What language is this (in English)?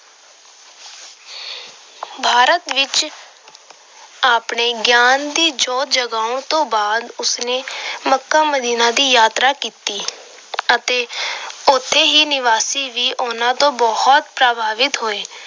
Punjabi